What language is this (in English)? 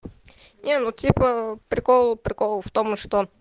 Russian